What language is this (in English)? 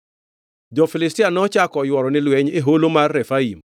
Luo (Kenya and Tanzania)